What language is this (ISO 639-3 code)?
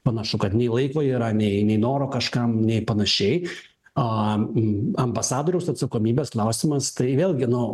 lit